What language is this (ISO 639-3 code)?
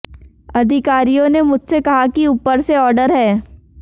hin